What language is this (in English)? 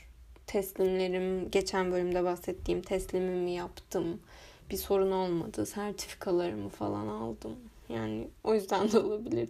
Turkish